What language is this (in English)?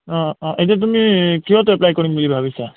Assamese